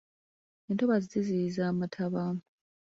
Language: Ganda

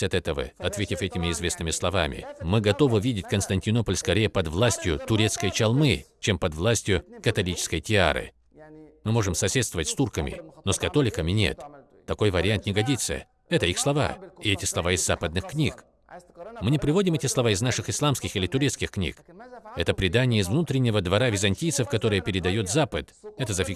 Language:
Russian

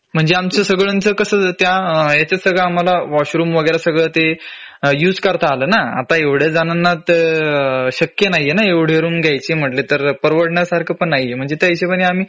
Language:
Marathi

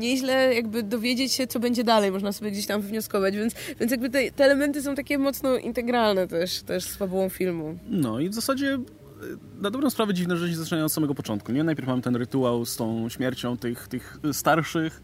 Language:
Polish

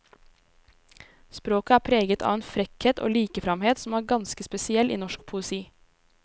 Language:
Norwegian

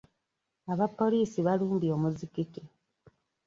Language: Ganda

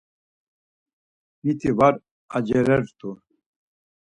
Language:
Laz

